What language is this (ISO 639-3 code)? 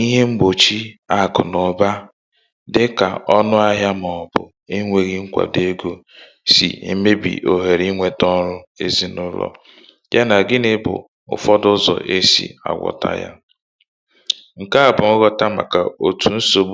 ibo